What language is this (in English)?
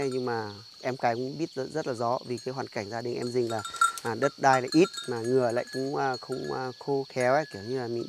Vietnamese